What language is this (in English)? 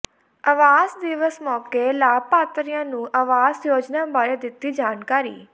Punjabi